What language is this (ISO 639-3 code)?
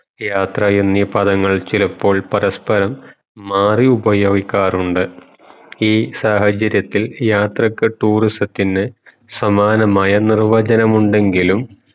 mal